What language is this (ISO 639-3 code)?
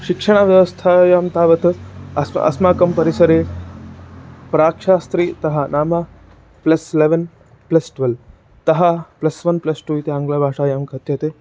san